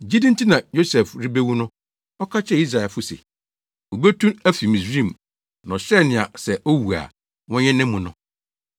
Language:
Akan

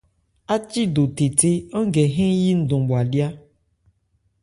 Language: Ebrié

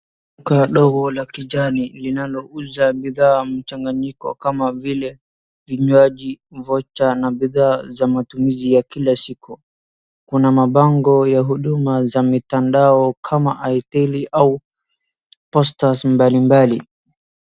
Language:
Swahili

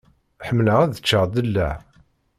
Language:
Kabyle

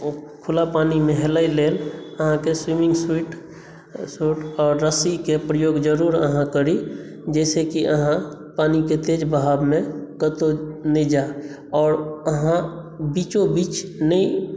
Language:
Maithili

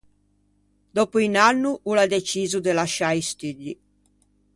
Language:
Ligurian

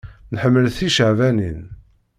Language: Kabyle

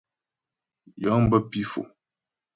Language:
Ghomala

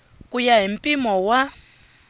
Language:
Tsonga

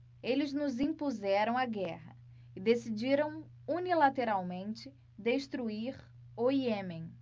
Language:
Portuguese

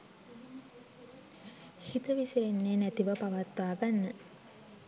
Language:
Sinhala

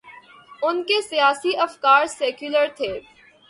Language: Urdu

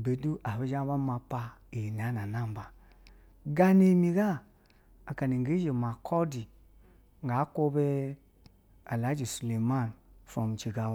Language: Basa (Nigeria)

